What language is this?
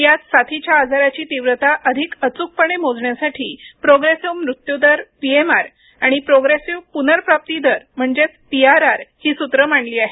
Marathi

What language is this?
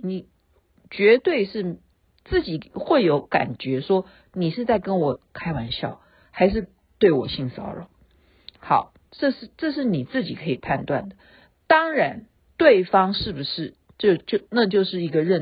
Chinese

